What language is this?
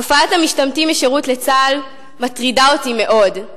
Hebrew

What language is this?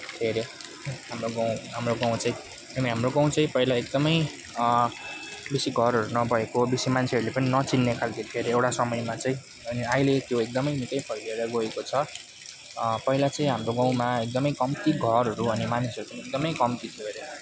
Nepali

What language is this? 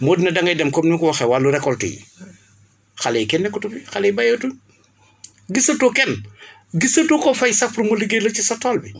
Wolof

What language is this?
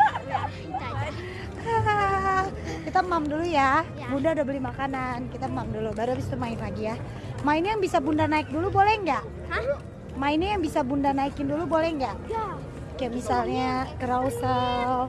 Indonesian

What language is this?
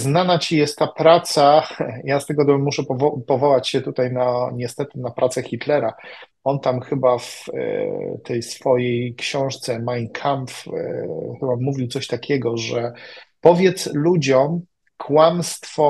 Polish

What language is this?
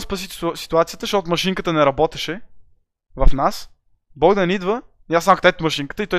Bulgarian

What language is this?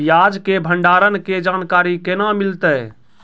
Maithili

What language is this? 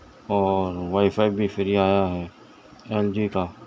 Urdu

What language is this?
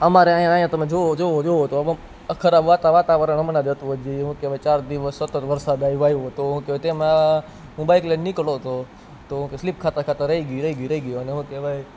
Gujarati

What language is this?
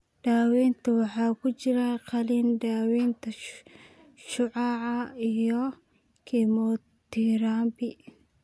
Somali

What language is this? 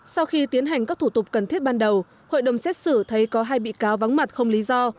Vietnamese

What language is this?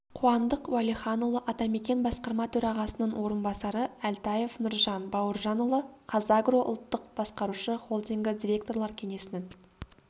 Kazakh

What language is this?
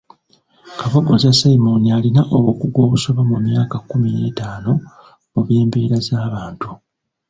Ganda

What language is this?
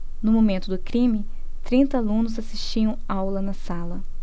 Portuguese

